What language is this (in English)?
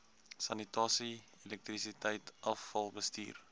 Afrikaans